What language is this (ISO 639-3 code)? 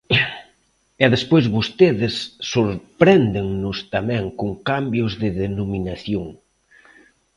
glg